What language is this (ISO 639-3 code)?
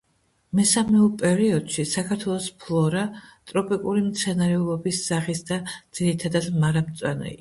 kat